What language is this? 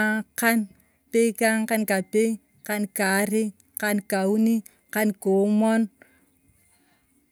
Turkana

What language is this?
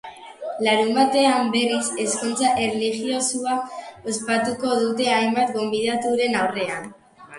Basque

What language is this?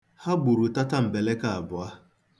Igbo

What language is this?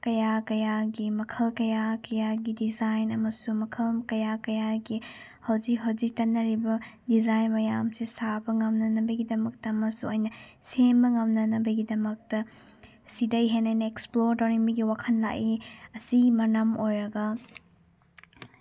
Manipuri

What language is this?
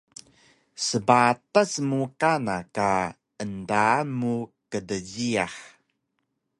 Taroko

